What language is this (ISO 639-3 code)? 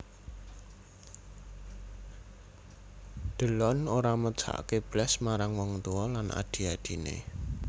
jav